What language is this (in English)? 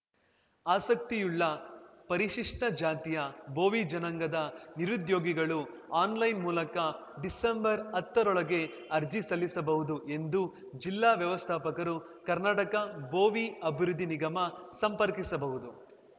Kannada